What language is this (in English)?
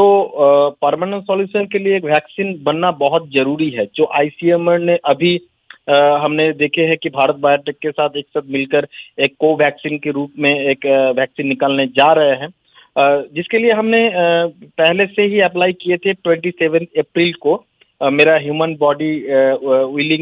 Hindi